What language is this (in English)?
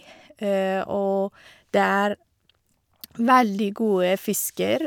Norwegian